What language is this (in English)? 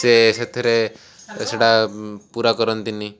Odia